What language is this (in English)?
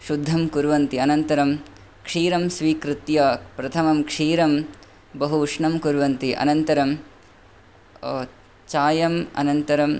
Sanskrit